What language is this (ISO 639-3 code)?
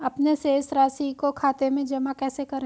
hin